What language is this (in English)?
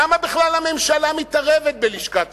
Hebrew